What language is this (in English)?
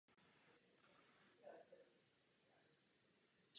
Czech